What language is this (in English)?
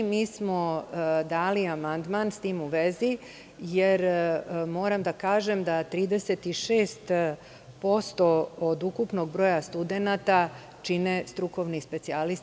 Serbian